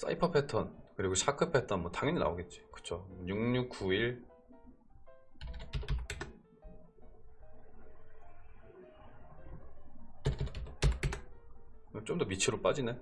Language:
Korean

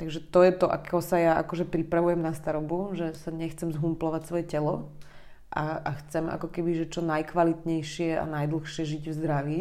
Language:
Slovak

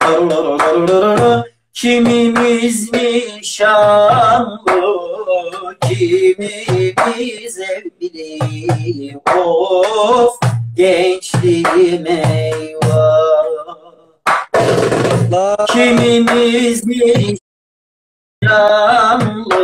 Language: Turkish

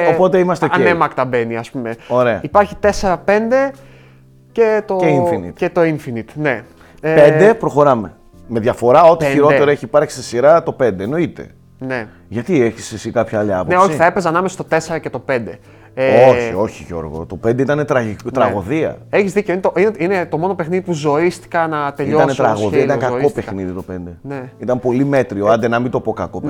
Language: Greek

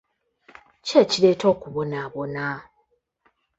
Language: Ganda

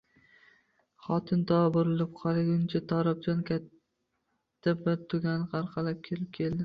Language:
Uzbek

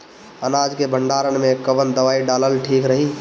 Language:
Bhojpuri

